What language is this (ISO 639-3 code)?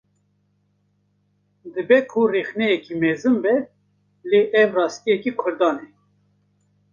kur